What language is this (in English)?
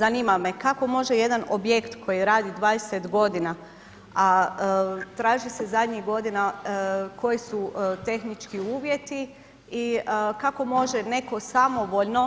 Croatian